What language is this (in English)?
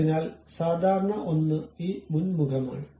Malayalam